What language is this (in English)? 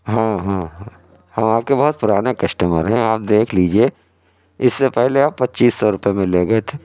Urdu